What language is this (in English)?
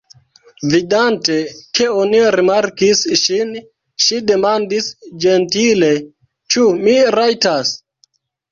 Esperanto